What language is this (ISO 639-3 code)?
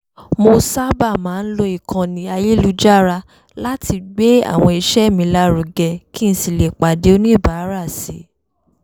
yor